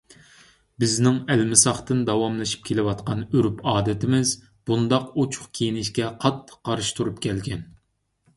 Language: Uyghur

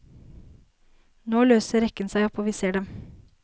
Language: Norwegian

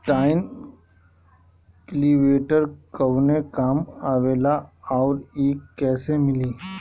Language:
Bhojpuri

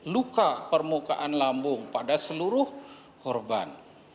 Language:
Indonesian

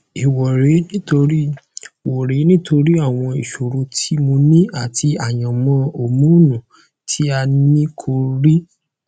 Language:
Yoruba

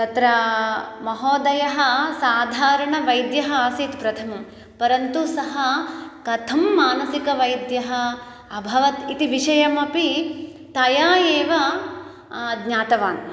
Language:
Sanskrit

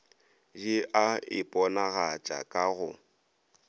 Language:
Northern Sotho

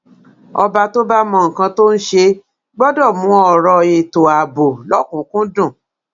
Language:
Yoruba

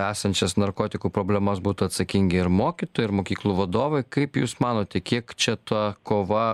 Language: Lithuanian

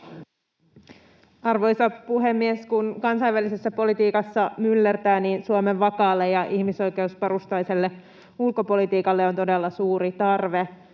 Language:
Finnish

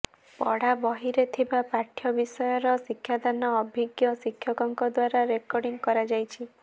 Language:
Odia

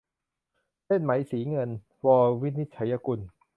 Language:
Thai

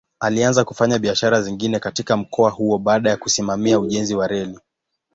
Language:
Swahili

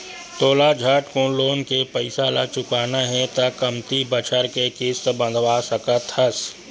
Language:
Chhattisgarhi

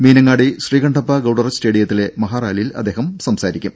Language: Malayalam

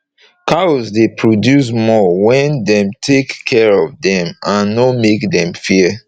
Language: Nigerian Pidgin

